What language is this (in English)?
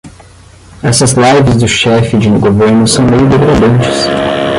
Portuguese